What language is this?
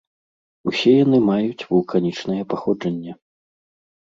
Belarusian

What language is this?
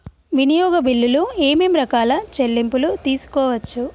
Telugu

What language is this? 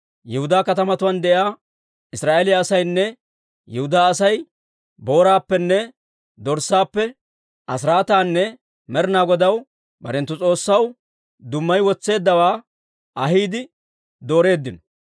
Dawro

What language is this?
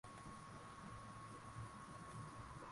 Swahili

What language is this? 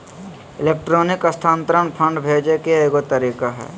Magahi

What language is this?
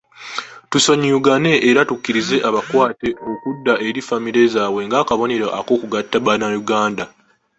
Ganda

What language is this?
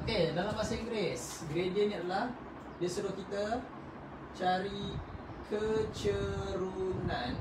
Malay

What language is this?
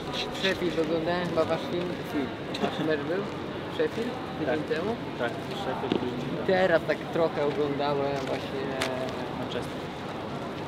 Polish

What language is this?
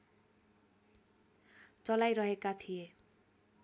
Nepali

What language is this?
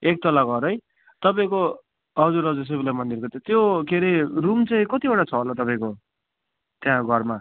Nepali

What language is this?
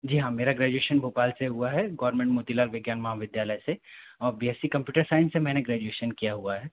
Hindi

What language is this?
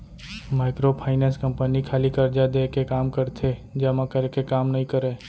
Chhattisgarhi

